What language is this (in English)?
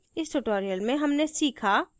Hindi